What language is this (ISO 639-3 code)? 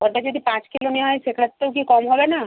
ben